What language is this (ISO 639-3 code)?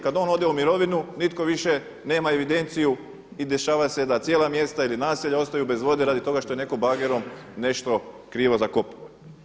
hrv